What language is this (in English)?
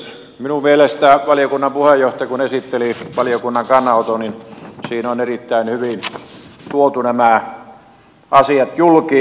Finnish